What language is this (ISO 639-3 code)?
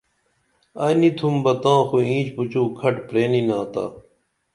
dml